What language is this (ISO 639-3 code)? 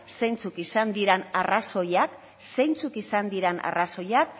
eus